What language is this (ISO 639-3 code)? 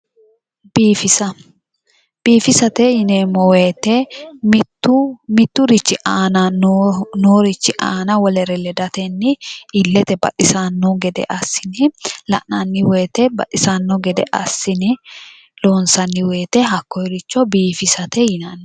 sid